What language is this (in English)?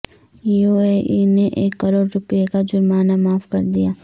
Urdu